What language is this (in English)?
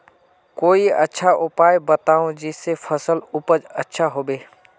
Magahi